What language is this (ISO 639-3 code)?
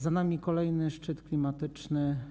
pol